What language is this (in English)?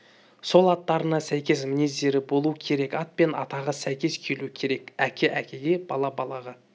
Kazakh